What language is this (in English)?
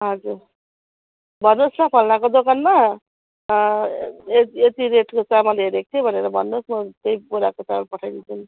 Nepali